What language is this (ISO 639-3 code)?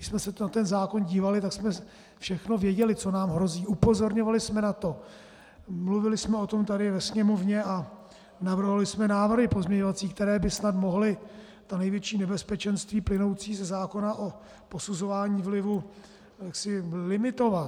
ces